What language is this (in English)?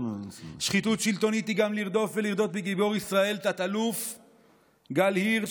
Hebrew